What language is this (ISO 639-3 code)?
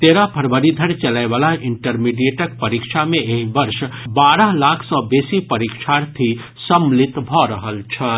mai